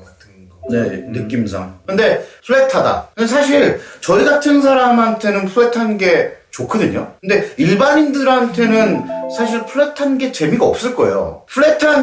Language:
Korean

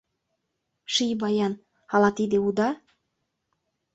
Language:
Mari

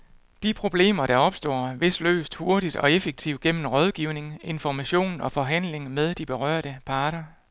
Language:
Danish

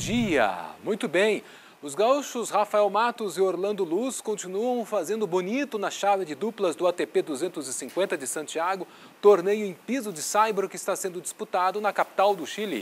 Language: Portuguese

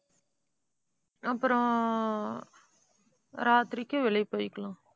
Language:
Tamil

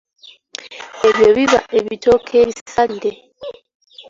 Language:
Ganda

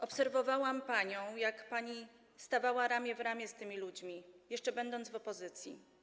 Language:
Polish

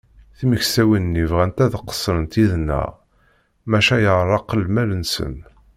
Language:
Kabyle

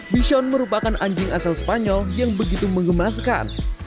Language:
Indonesian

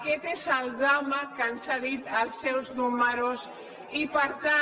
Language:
Catalan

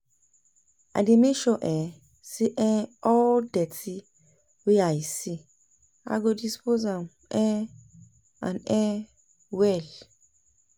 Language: Nigerian Pidgin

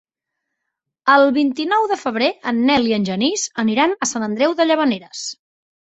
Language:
Catalan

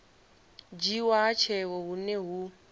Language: Venda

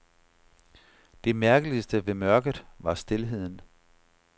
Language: Danish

